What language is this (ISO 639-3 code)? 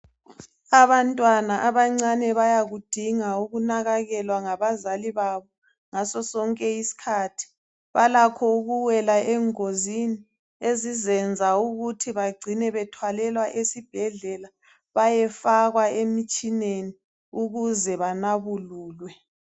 nde